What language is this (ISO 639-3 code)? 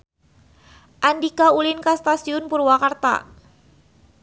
sun